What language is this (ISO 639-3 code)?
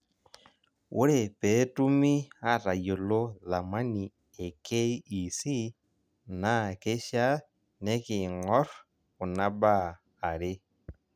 mas